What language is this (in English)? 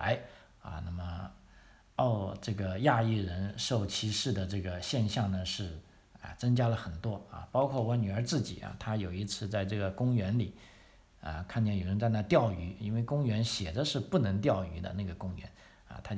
Chinese